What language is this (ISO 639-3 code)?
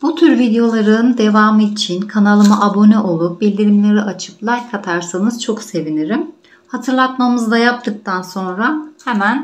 tur